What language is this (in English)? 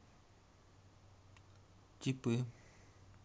Russian